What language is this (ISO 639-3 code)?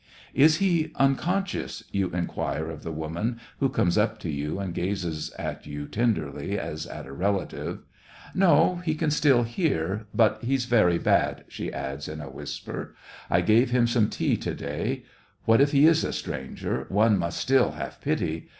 eng